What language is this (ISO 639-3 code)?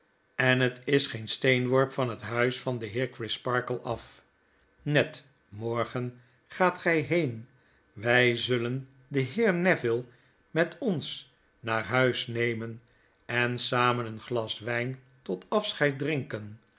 nld